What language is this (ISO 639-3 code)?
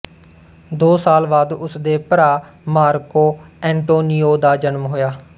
pan